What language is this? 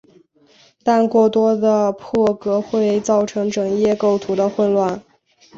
Chinese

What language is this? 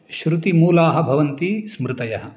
Sanskrit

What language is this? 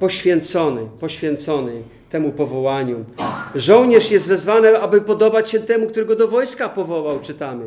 Polish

